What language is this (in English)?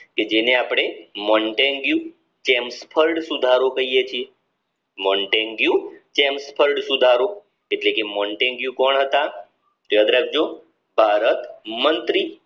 Gujarati